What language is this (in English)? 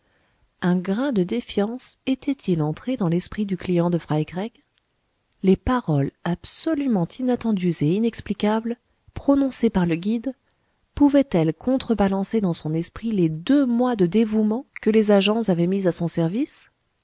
French